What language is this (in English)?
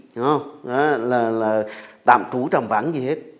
Vietnamese